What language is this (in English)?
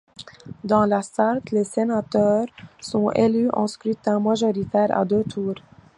French